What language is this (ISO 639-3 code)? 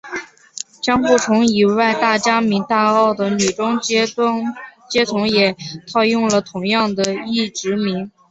zho